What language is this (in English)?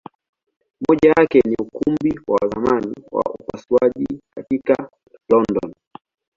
Swahili